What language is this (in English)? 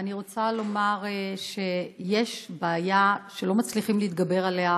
Hebrew